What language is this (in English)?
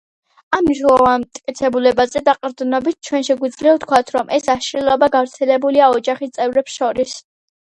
Georgian